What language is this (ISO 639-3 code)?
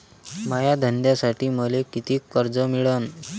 mar